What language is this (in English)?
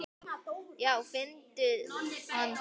Icelandic